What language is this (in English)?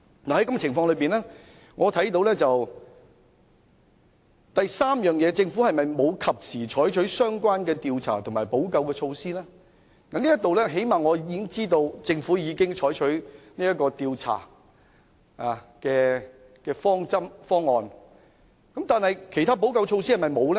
Cantonese